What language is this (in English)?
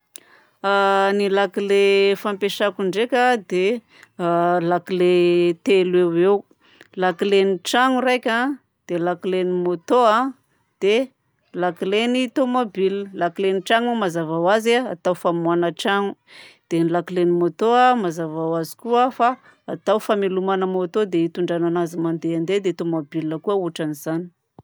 Southern Betsimisaraka Malagasy